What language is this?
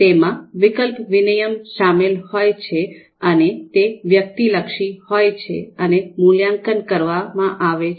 Gujarati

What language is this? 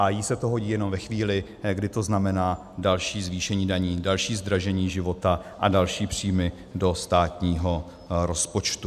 Czech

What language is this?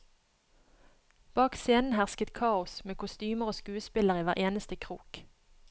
Norwegian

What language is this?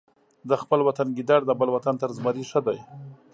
Pashto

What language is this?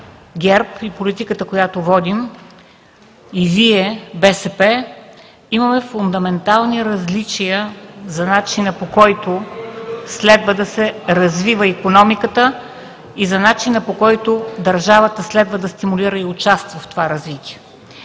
Bulgarian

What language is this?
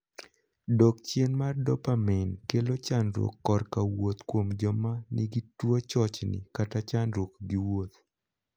Luo (Kenya and Tanzania)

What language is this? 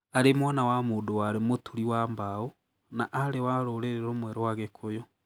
Kikuyu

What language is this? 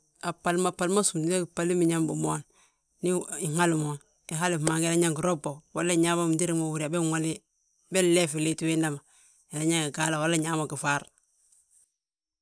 Balanta-Ganja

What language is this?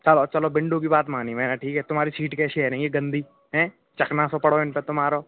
Hindi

